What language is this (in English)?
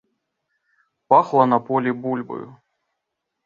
Belarusian